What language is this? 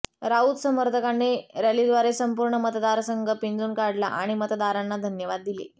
Marathi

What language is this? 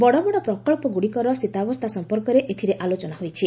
Odia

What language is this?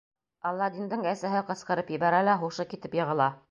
Bashkir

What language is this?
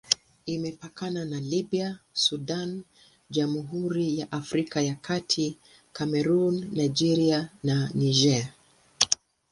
Swahili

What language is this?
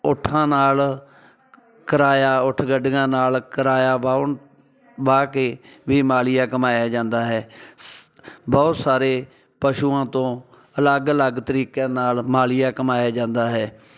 Punjabi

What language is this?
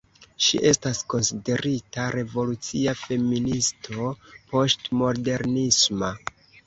Esperanto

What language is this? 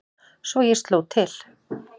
Icelandic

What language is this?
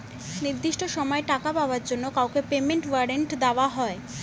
Bangla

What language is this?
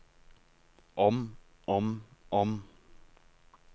Norwegian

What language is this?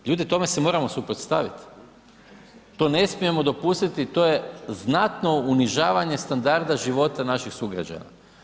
Croatian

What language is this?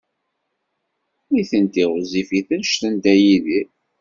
Kabyle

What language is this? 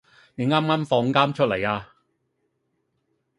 Cantonese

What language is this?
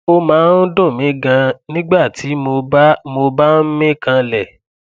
Yoruba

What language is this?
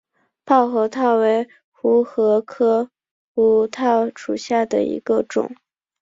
Chinese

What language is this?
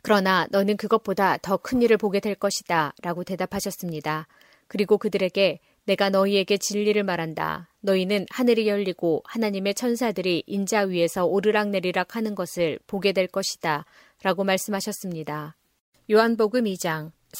Korean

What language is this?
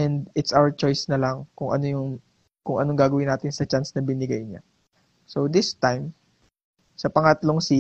Filipino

